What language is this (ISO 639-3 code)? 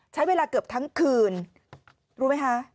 tha